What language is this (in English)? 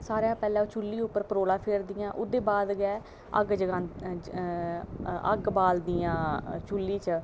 Dogri